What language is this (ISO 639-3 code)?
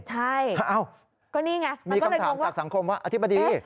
tha